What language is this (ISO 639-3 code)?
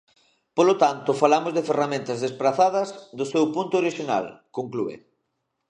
glg